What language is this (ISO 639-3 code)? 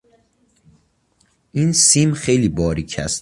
fas